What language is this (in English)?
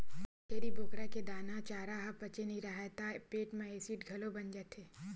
Chhattisgarhi